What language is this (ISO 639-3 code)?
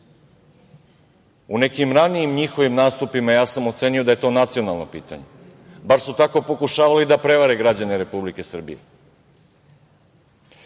srp